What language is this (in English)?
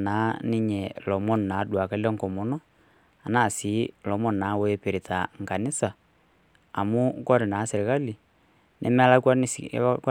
Masai